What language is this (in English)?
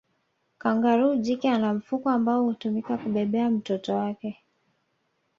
Swahili